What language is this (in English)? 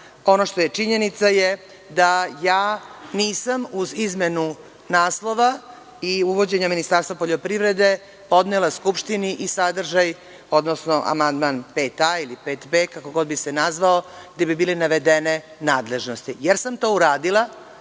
Serbian